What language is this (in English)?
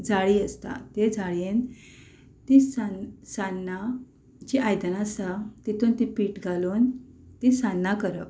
Konkani